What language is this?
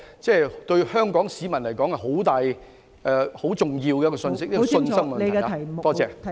Cantonese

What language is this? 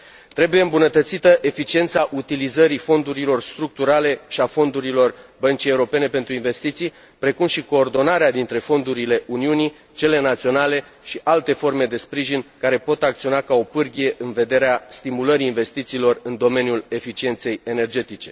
Romanian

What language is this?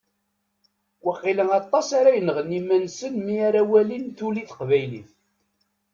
Kabyle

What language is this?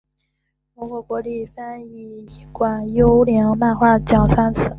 Chinese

